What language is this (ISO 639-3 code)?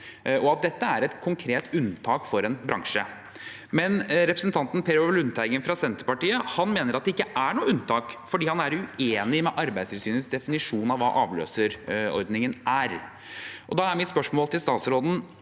nor